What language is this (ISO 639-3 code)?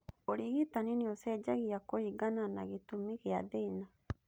kik